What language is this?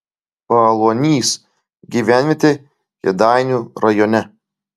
Lithuanian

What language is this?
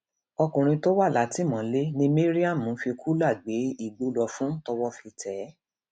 Yoruba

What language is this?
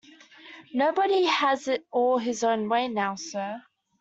English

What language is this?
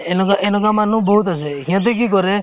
Assamese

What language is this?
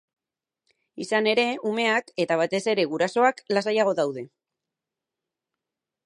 Basque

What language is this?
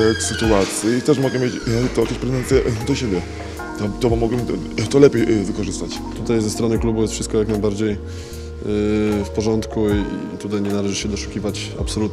Polish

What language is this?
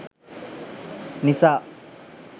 Sinhala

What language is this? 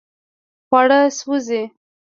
Pashto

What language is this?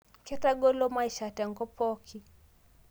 Masai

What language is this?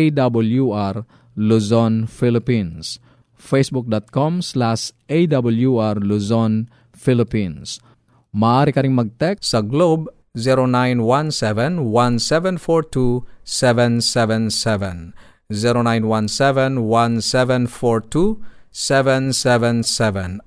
Filipino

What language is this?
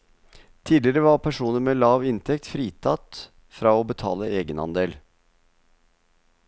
Norwegian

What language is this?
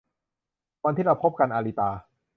Thai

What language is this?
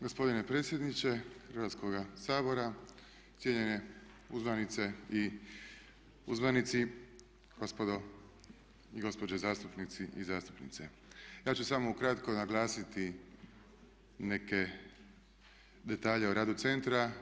Croatian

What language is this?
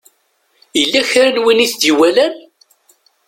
Kabyle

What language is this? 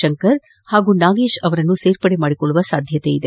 Kannada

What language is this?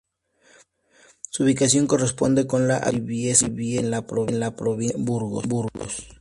Spanish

